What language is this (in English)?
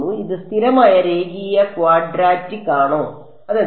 Malayalam